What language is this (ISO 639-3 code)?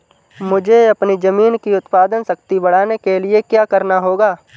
hin